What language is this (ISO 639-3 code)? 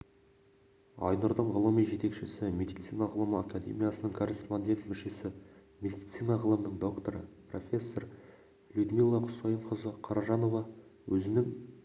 kaz